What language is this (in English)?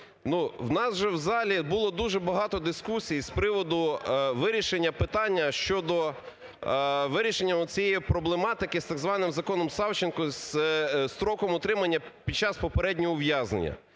Ukrainian